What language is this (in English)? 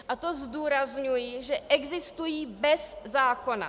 Czech